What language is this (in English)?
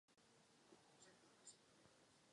Czech